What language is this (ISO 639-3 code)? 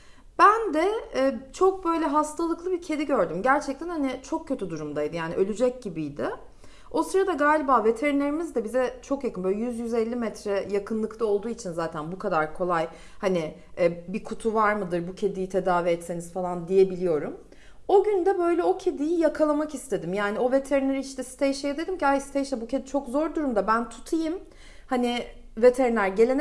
tur